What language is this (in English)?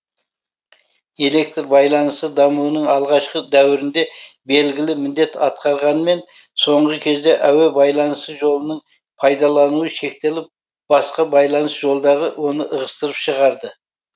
Kazakh